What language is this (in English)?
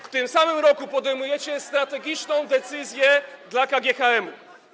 Polish